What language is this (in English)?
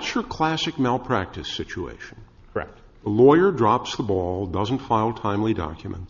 English